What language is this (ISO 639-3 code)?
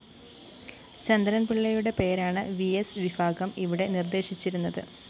mal